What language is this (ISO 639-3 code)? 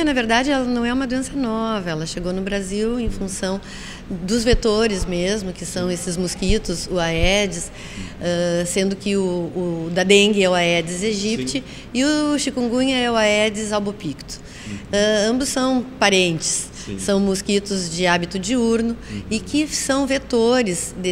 por